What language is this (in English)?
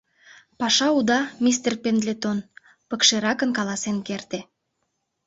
Mari